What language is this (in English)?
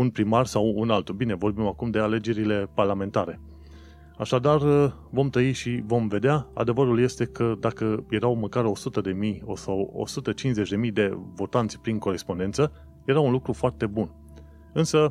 Romanian